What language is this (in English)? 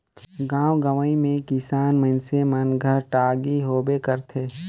Chhattisgarhi